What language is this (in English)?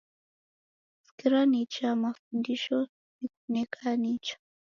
Taita